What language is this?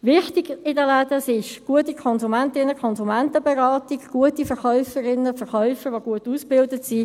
Swiss German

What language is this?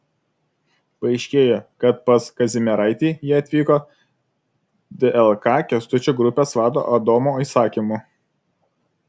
Lithuanian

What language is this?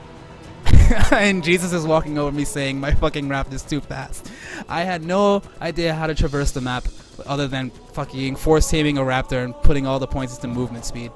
English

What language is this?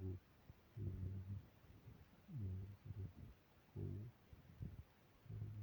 Kalenjin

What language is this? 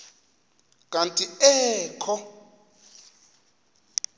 Xhosa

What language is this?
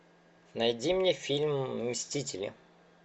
Russian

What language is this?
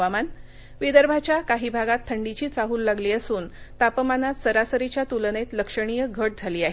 Marathi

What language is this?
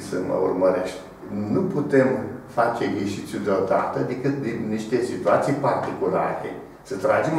Romanian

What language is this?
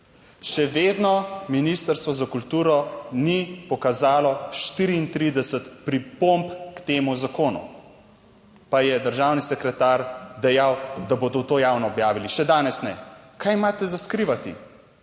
Slovenian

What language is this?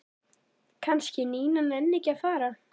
Icelandic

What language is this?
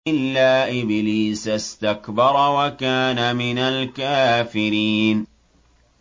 Arabic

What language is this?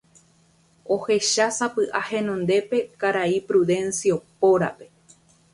Guarani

